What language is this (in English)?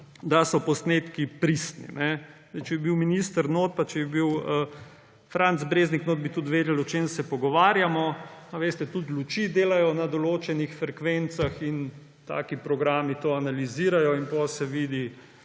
Slovenian